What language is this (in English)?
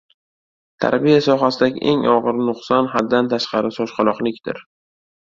Uzbek